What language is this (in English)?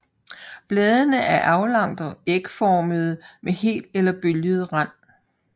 Danish